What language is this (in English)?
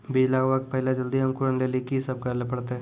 Maithili